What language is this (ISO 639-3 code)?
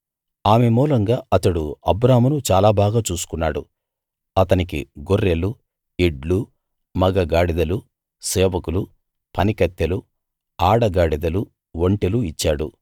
tel